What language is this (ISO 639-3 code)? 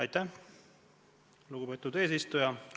est